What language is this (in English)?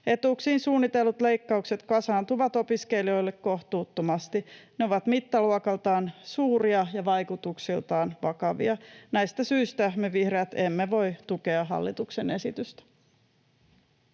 Finnish